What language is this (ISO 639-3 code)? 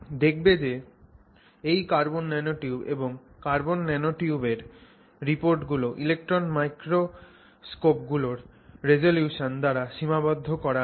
ben